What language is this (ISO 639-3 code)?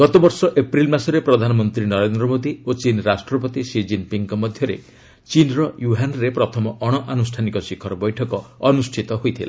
ori